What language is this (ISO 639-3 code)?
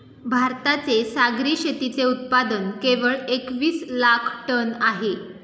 mar